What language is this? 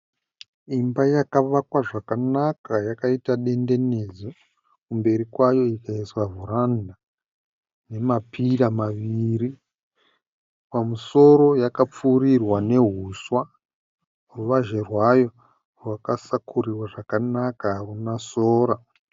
Shona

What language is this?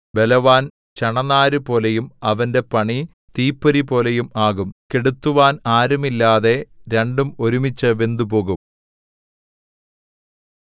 Malayalam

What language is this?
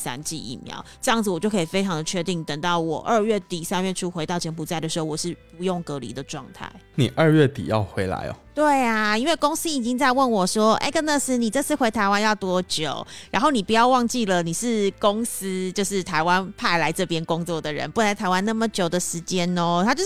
Chinese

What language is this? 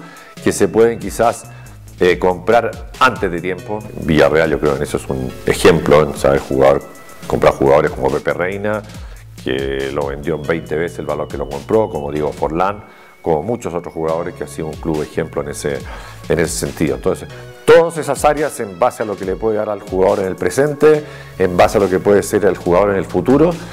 Spanish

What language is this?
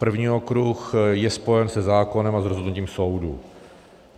Czech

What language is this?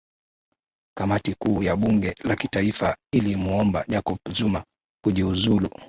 Swahili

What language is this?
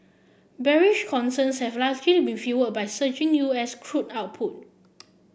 English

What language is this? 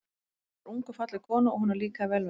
Icelandic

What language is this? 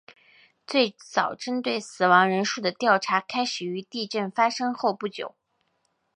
Chinese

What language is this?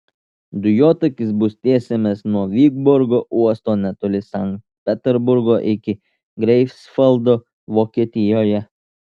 Lithuanian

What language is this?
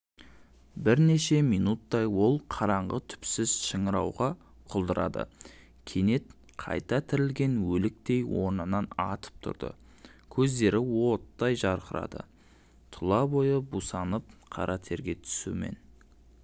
Kazakh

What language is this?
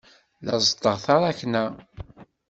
Kabyle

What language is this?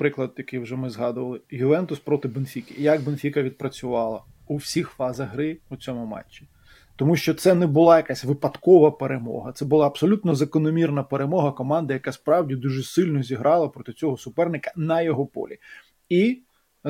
Ukrainian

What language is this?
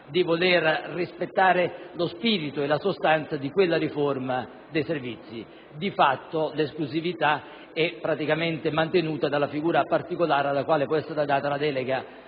Italian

